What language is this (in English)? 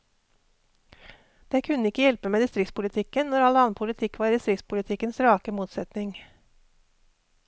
Norwegian